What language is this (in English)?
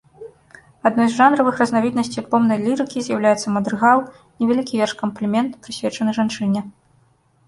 Belarusian